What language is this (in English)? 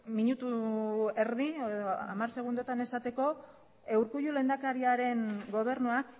Basque